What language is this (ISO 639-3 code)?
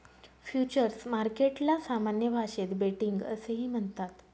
mar